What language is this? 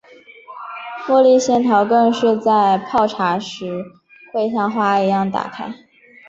Chinese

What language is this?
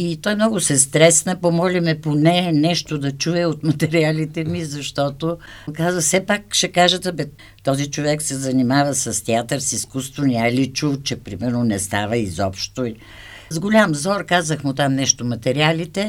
Bulgarian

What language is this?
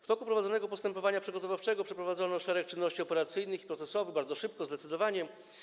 Polish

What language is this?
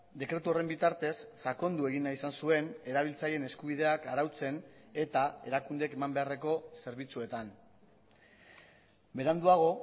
Basque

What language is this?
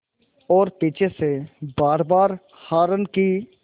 Hindi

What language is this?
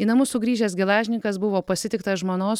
Lithuanian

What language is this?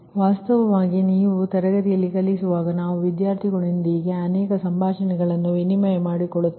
Kannada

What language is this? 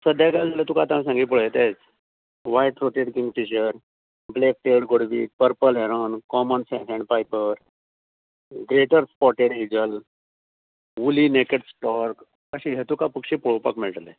Konkani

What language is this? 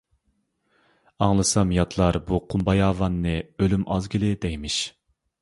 Uyghur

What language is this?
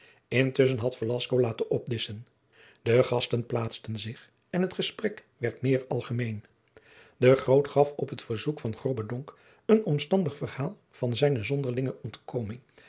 Dutch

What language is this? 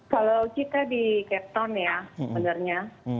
Indonesian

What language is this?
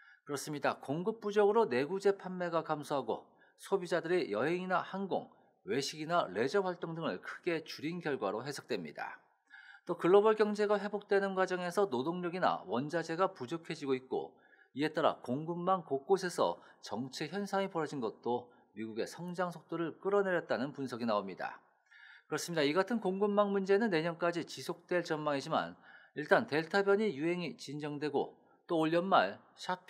Korean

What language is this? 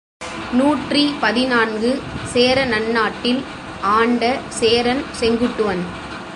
Tamil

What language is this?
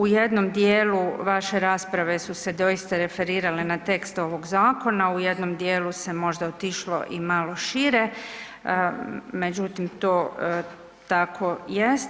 Croatian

